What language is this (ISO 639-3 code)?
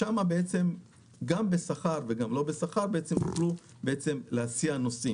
heb